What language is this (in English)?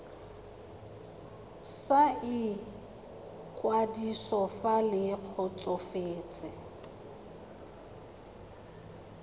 Tswana